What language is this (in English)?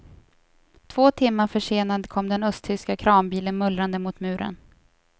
Swedish